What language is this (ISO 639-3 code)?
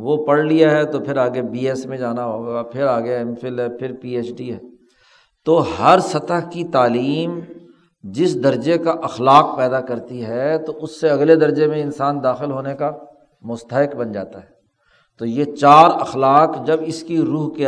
urd